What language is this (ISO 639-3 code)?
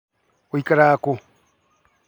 kik